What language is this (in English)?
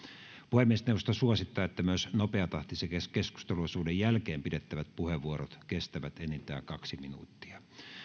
Finnish